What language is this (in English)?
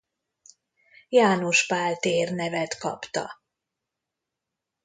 Hungarian